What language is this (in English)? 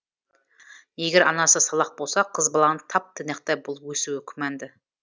Kazakh